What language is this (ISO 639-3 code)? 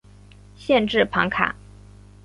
zho